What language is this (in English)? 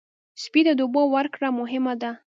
Pashto